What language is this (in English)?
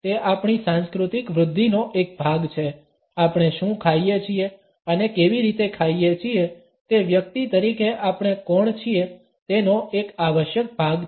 Gujarati